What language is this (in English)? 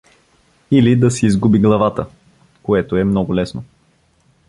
Bulgarian